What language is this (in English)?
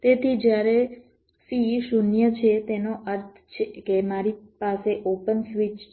Gujarati